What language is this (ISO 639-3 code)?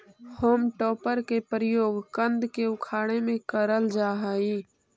mag